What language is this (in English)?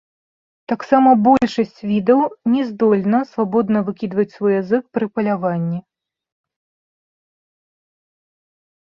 Belarusian